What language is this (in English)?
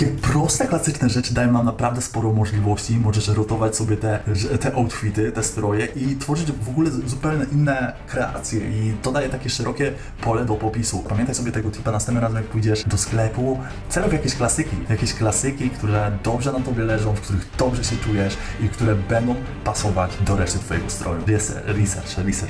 Polish